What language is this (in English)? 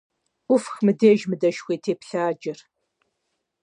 Kabardian